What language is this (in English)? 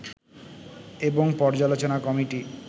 Bangla